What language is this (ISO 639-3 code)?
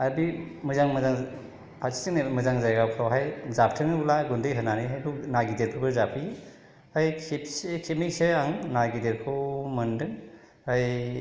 brx